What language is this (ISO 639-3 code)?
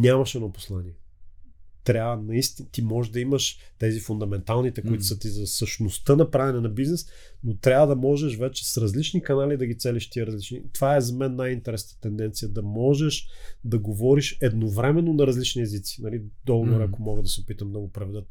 bul